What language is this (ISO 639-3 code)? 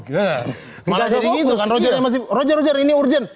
ind